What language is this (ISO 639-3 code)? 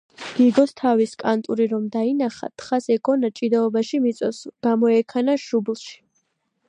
kat